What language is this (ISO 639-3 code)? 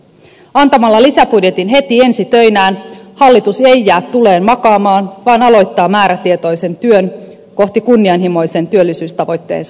fin